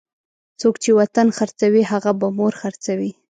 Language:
Pashto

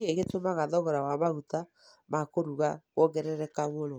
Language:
Kikuyu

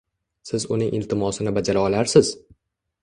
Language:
Uzbek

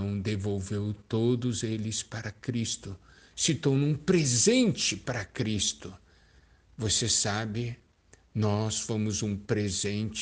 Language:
Portuguese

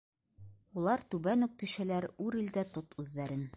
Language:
Bashkir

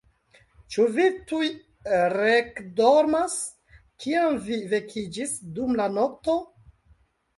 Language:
Esperanto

